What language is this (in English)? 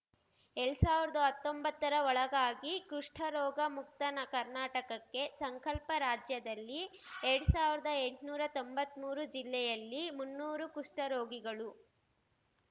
Kannada